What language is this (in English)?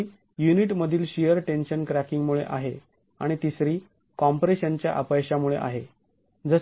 Marathi